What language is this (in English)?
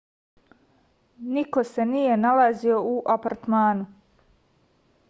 Serbian